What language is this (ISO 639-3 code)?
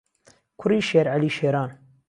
ckb